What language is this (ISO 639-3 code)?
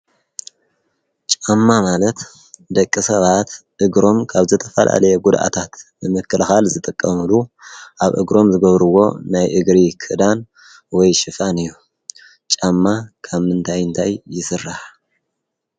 tir